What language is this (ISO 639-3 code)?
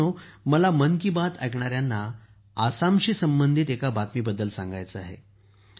mar